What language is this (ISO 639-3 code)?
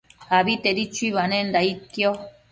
mcf